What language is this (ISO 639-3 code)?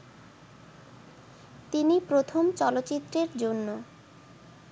ben